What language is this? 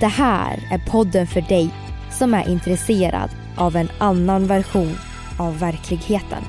Swedish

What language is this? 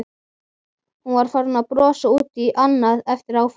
Icelandic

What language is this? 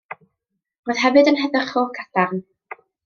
Welsh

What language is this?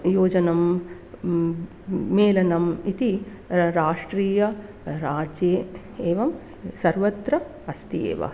Sanskrit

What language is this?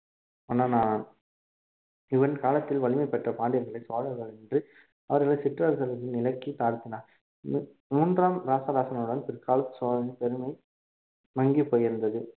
Tamil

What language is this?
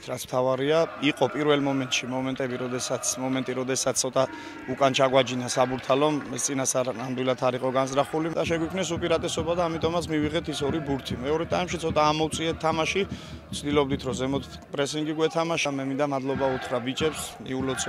Romanian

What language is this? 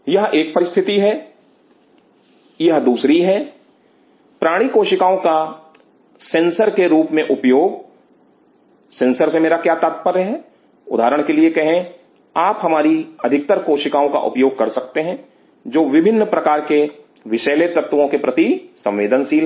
Hindi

